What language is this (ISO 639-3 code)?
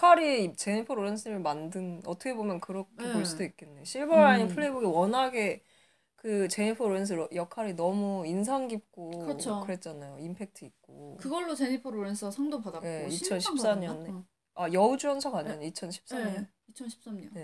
kor